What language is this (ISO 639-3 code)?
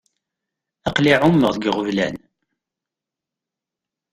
kab